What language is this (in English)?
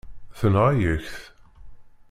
Kabyle